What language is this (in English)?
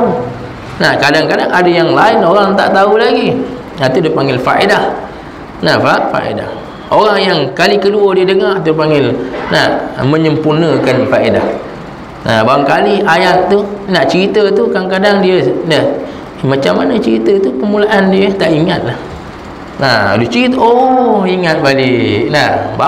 Malay